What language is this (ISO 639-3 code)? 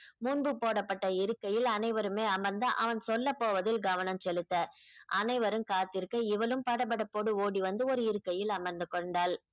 tam